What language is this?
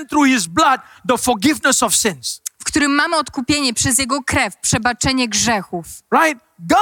Polish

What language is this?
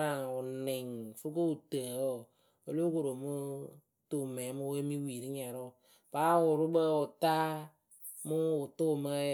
Akebu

